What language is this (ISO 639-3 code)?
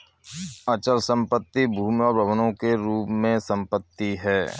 hin